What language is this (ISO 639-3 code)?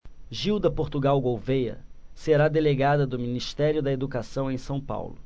por